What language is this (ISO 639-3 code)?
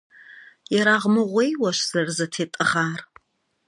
kbd